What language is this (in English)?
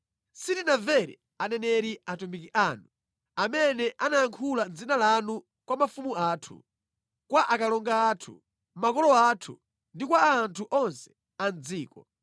Nyanja